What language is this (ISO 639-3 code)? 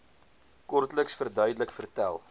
afr